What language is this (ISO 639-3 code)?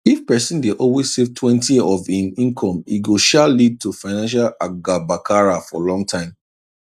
pcm